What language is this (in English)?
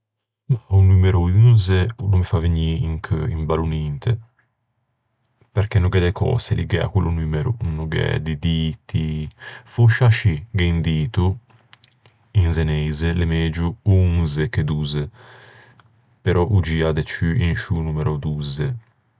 Ligurian